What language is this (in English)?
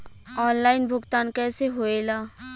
Bhojpuri